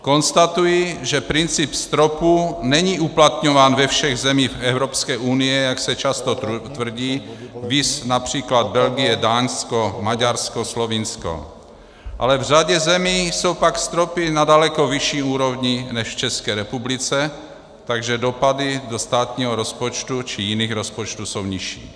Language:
Czech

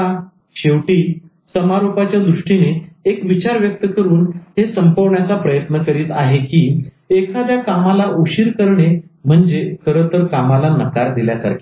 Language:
Marathi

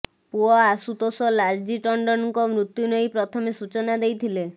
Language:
Odia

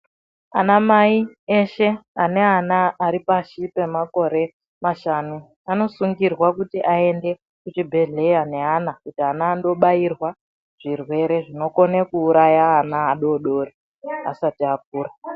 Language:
Ndau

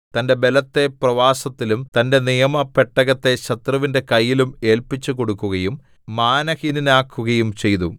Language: Malayalam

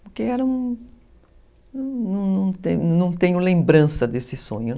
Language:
Portuguese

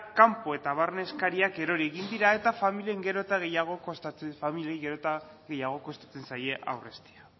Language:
Basque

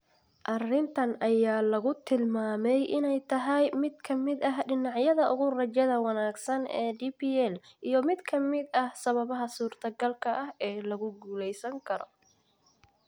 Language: Somali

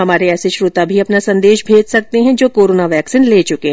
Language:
Hindi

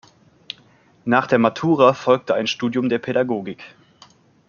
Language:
German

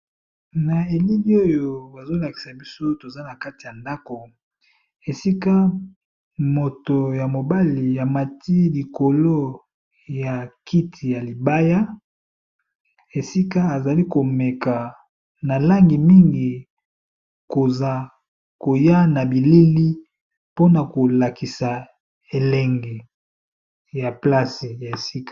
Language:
Lingala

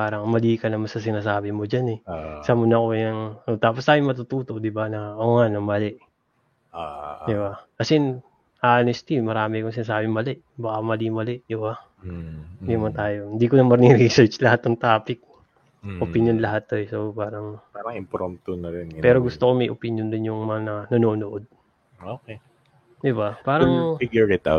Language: Filipino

